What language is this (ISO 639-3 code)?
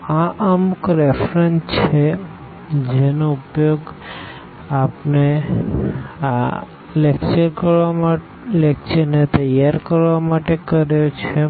guj